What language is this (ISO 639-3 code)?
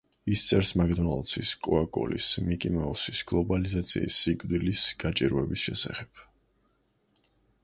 kat